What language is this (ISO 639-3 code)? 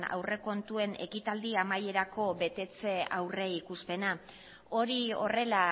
eus